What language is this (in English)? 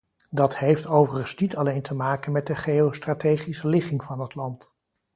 Dutch